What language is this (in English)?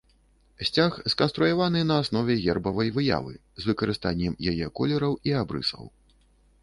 Belarusian